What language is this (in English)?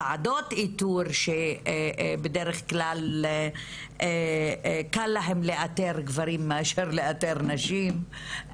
Hebrew